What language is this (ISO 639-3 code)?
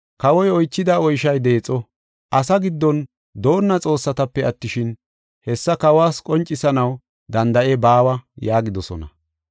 gof